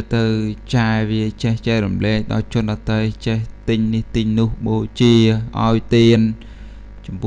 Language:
Thai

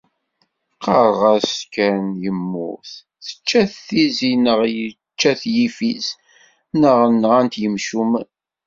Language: Kabyle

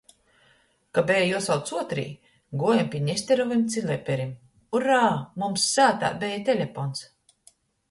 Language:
Latgalian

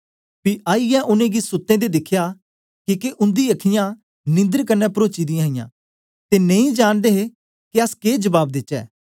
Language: Dogri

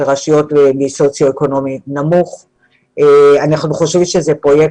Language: Hebrew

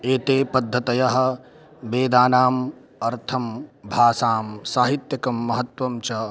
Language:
Sanskrit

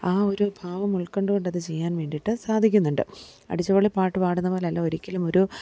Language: Malayalam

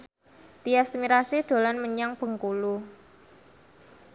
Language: Javanese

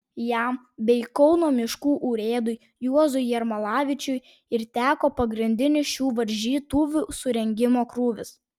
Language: Lithuanian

